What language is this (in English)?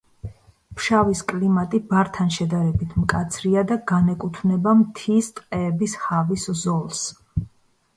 Georgian